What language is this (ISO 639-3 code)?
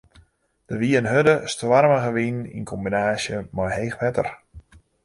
fry